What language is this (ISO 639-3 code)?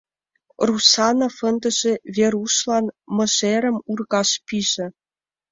chm